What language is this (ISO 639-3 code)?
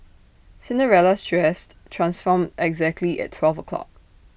eng